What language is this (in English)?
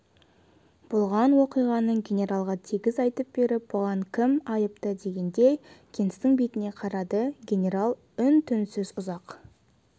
Kazakh